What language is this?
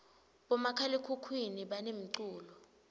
Swati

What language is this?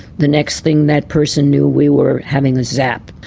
English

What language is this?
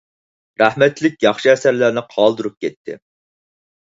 Uyghur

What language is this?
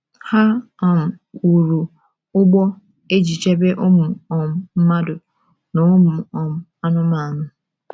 Igbo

